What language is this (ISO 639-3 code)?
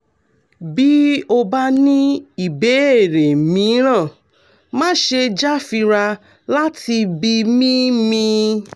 yor